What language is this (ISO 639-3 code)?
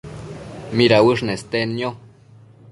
mcf